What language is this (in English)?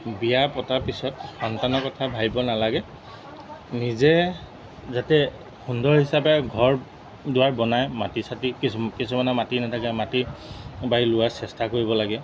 Assamese